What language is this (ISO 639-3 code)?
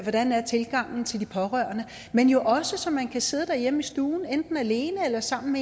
dan